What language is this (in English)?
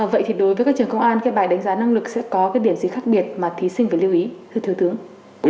Vietnamese